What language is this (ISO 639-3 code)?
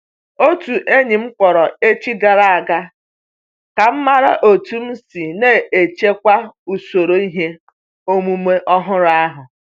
ibo